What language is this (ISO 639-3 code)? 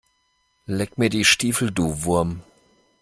deu